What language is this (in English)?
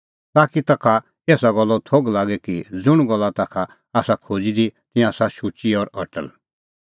Kullu Pahari